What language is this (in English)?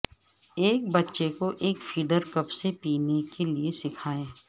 Urdu